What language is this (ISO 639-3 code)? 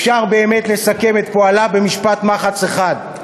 heb